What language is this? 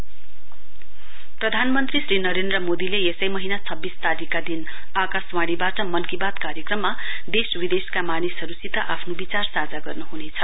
Nepali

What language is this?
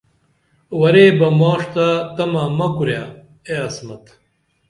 Dameli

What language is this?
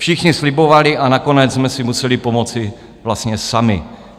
Czech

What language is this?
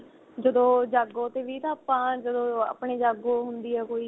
Punjabi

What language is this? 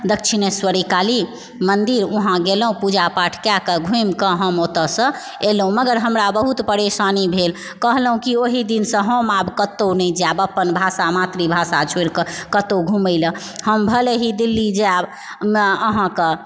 Maithili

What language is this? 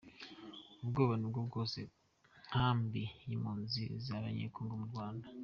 Kinyarwanda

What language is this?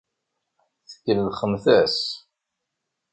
Kabyle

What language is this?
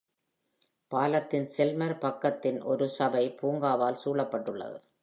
Tamil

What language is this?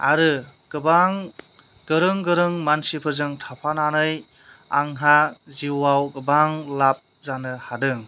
Bodo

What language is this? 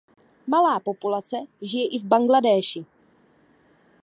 Czech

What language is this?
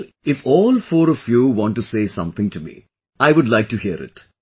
English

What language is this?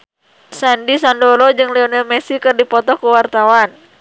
Sundanese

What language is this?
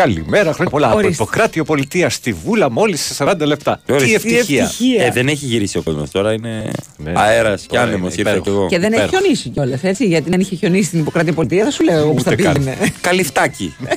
Greek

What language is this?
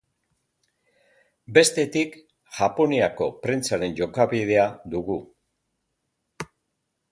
Basque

